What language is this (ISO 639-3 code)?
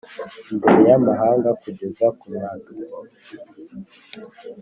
kin